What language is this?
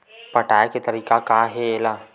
Chhattisgarhi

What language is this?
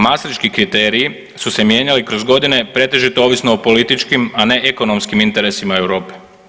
Croatian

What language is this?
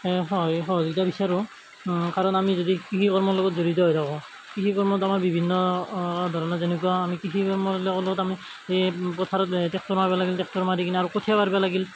Assamese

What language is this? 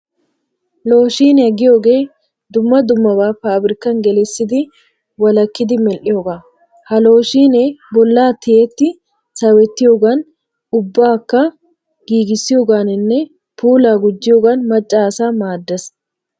Wolaytta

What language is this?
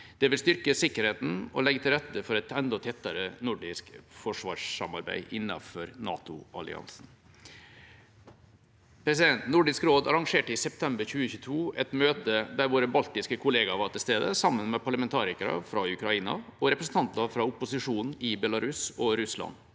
Norwegian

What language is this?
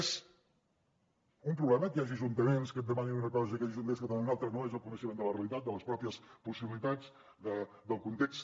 Catalan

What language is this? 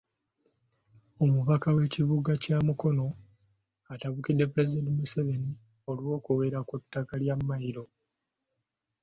Ganda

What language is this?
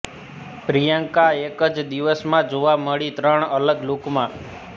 Gujarati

